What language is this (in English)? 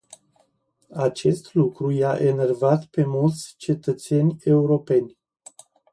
Romanian